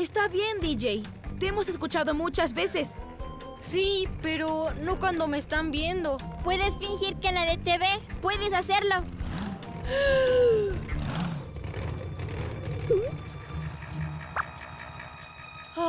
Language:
Spanish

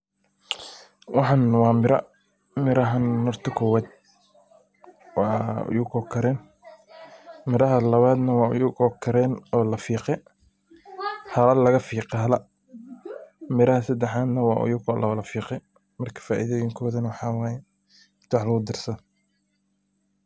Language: Somali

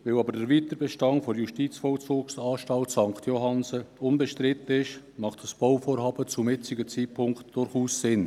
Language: Swiss German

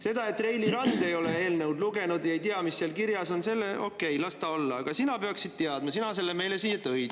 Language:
Estonian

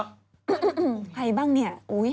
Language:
Thai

